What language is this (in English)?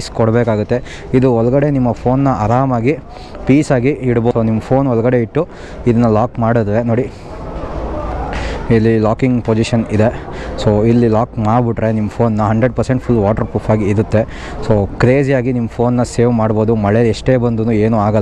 Indonesian